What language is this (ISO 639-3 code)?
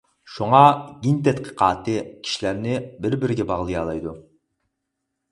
uig